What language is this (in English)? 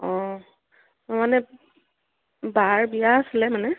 Assamese